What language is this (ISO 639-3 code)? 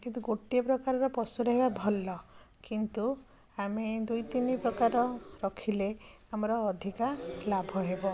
ori